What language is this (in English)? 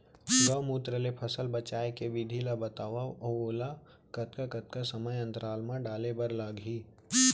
Chhattisgarhi